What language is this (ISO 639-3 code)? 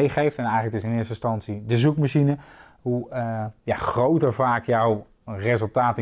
nld